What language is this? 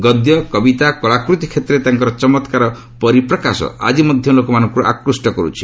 Odia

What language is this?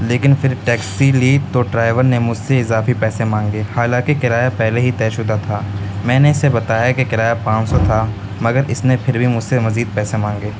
Urdu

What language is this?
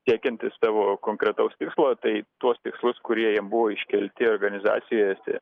Lithuanian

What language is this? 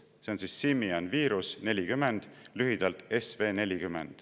Estonian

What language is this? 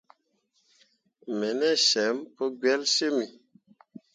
Mundang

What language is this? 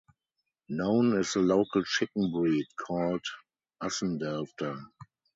English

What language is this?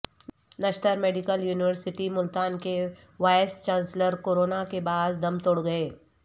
Urdu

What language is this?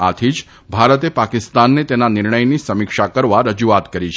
Gujarati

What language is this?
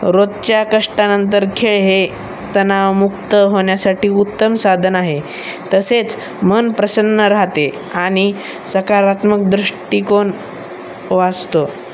Marathi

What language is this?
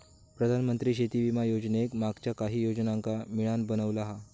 Marathi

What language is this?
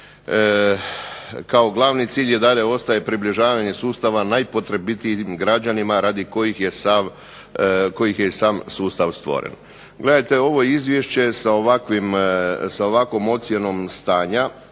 Croatian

